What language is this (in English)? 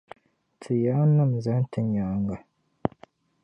Dagbani